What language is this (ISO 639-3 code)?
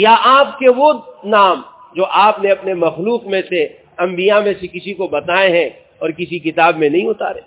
urd